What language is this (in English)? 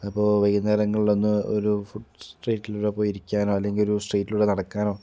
Malayalam